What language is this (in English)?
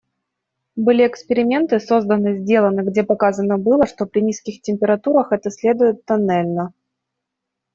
Russian